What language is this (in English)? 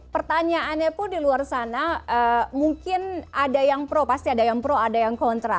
Indonesian